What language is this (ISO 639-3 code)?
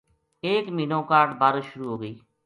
gju